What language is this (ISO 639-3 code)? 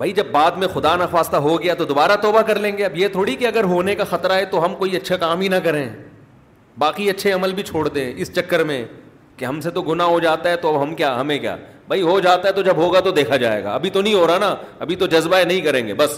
urd